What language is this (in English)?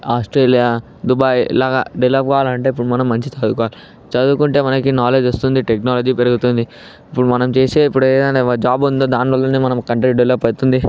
Telugu